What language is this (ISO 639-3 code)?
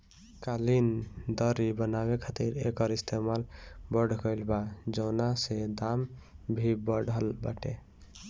bho